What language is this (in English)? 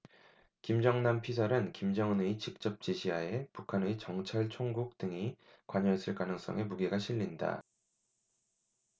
Korean